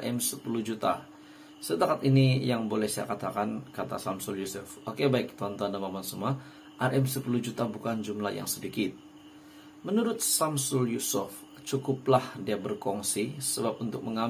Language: Indonesian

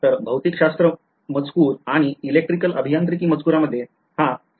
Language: Marathi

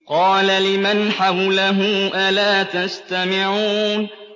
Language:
Arabic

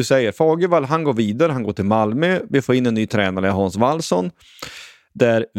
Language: Swedish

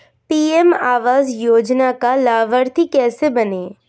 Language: Hindi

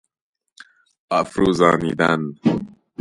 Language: Persian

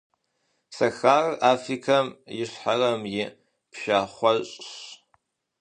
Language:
Kabardian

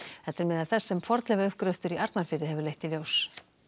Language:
Icelandic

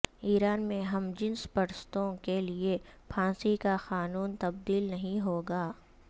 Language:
Urdu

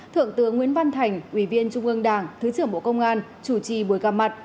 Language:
Vietnamese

